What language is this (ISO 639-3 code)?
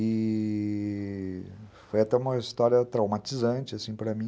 por